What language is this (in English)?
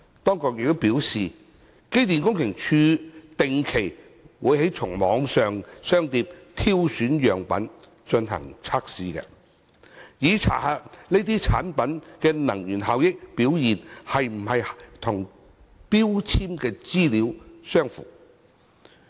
Cantonese